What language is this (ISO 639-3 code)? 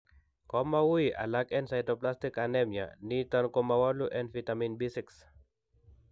kln